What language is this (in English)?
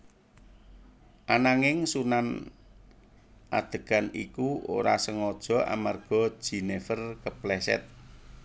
Javanese